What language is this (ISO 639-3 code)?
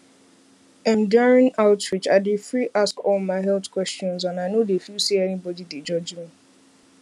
pcm